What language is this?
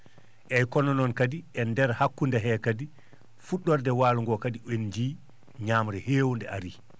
Fula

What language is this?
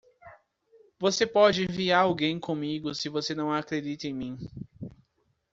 Portuguese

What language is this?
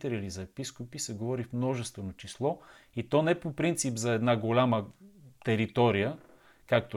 Bulgarian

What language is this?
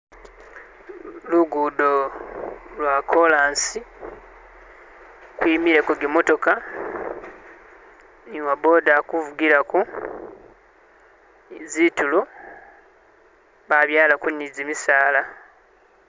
Masaaba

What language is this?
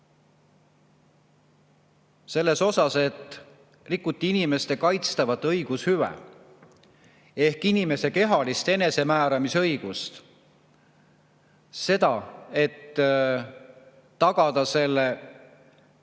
Estonian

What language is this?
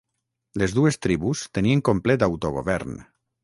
Catalan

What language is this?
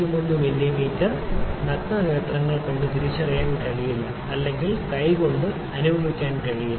Malayalam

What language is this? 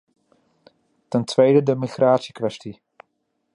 Dutch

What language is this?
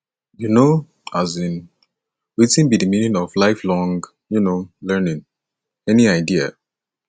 Nigerian Pidgin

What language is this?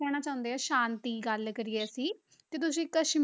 Punjabi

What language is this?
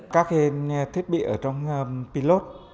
Vietnamese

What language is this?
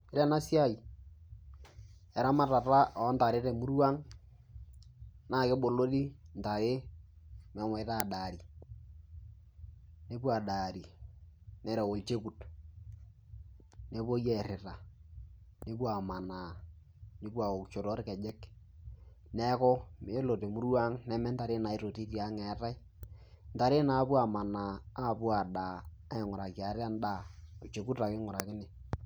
Masai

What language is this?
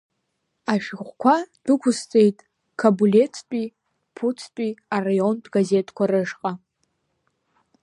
Abkhazian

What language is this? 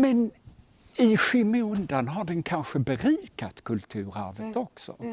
Swedish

